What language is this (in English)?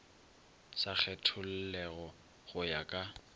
Northern Sotho